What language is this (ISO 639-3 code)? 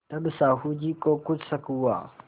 hin